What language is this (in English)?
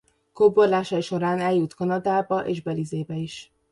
Hungarian